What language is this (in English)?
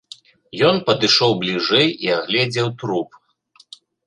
Belarusian